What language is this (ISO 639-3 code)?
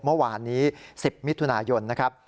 tha